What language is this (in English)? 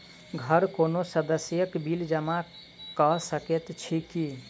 Maithili